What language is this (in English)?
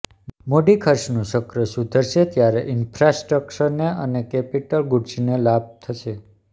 Gujarati